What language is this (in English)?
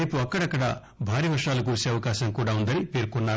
Telugu